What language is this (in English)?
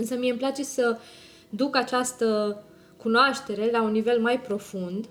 Romanian